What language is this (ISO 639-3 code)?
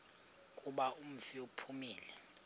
xho